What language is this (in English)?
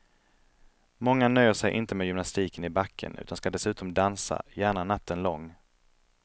Swedish